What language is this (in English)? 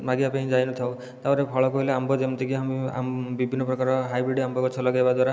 Odia